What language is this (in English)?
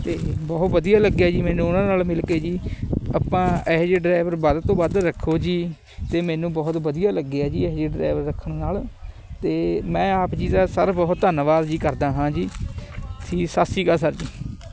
Punjabi